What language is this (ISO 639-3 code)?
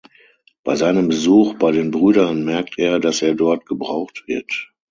deu